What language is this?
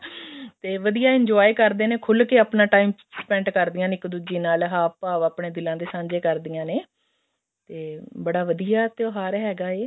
Punjabi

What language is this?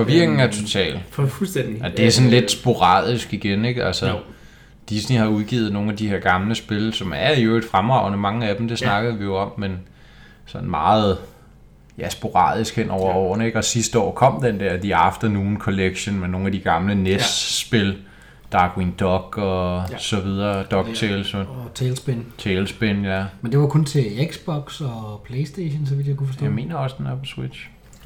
Danish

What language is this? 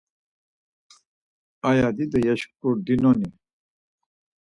Laz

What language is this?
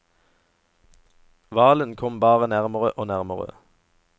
Norwegian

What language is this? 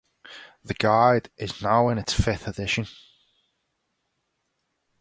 English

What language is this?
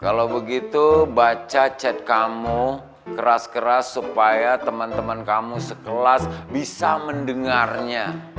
Indonesian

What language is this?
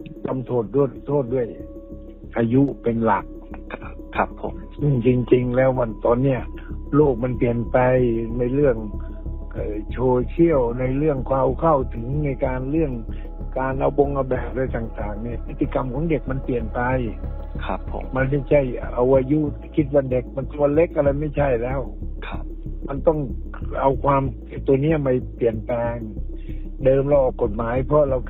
Thai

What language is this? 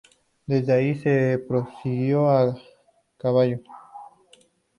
Spanish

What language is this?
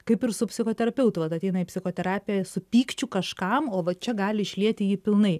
Lithuanian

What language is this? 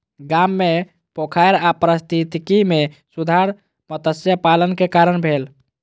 Maithili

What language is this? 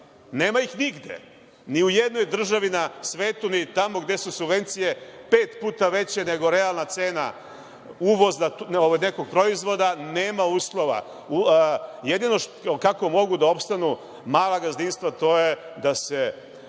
Serbian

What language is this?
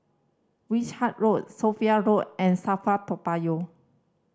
English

